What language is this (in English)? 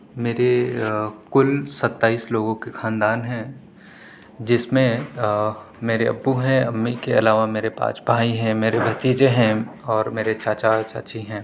Urdu